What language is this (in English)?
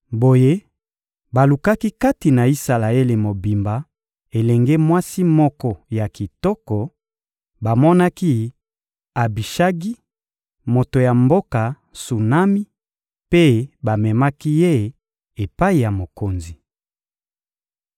Lingala